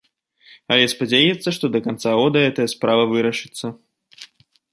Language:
Belarusian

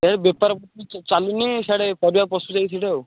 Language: Odia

